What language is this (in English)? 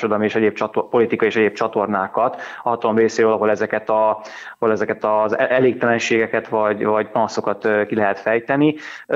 Hungarian